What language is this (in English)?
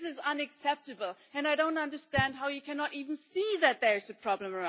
English